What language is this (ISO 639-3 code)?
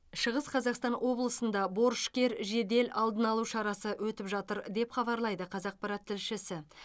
kaz